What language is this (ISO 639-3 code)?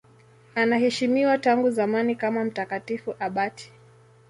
swa